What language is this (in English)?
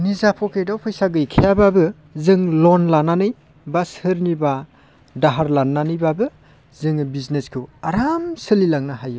Bodo